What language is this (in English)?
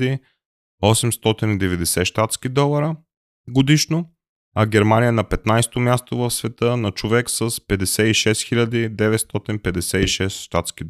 Bulgarian